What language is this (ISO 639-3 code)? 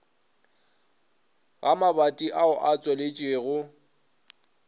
nso